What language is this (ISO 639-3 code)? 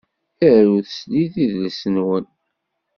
kab